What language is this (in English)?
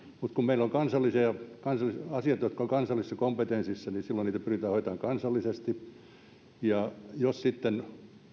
Finnish